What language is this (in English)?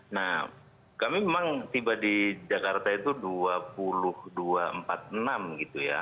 Indonesian